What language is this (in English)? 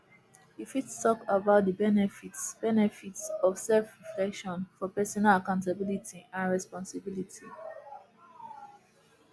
Nigerian Pidgin